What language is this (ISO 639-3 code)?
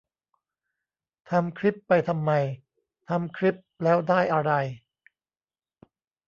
tha